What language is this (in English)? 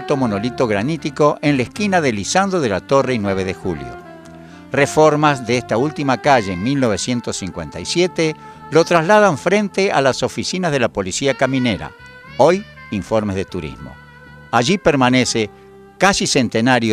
Spanish